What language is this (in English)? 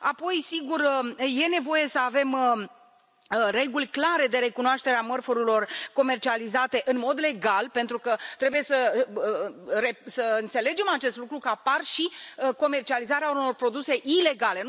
Romanian